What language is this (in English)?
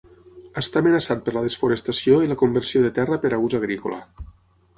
Catalan